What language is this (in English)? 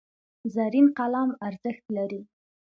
Pashto